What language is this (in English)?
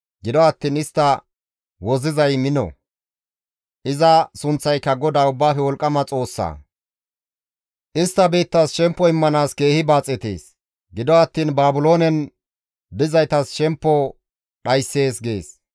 Gamo